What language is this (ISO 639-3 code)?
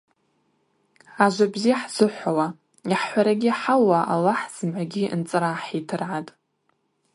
abq